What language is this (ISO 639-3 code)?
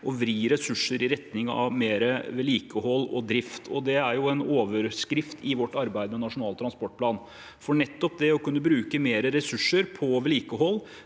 nor